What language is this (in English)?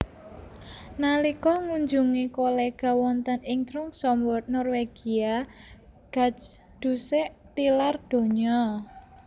Javanese